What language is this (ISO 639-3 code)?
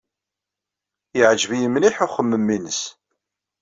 kab